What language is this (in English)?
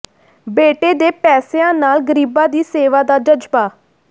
Punjabi